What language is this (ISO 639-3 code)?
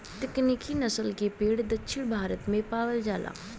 bho